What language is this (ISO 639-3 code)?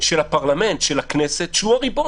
heb